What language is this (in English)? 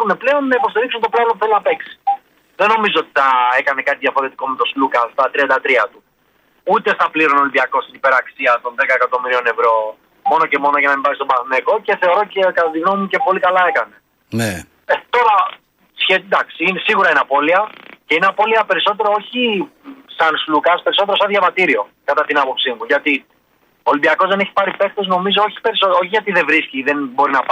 Greek